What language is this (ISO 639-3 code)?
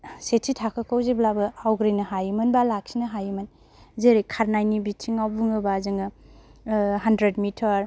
brx